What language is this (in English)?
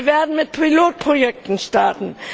German